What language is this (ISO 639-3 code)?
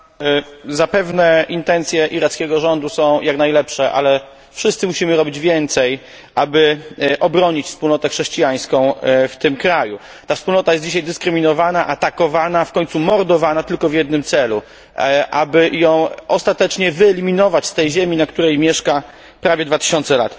pol